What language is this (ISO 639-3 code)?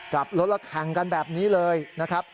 tha